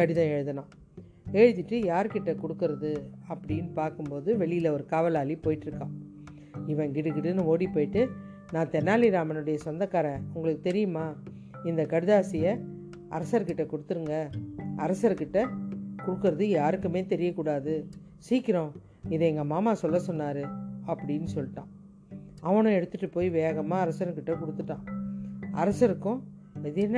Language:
Tamil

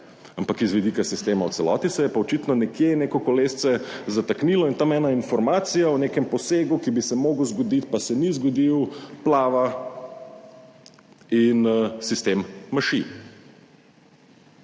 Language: Slovenian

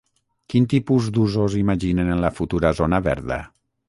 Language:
Catalan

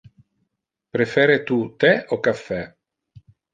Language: Interlingua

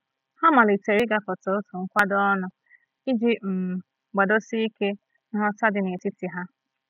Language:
Igbo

